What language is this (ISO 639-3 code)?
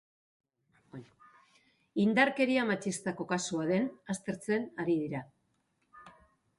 eus